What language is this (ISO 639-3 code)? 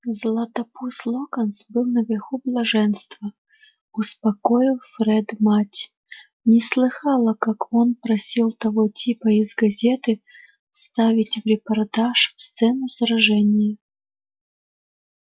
rus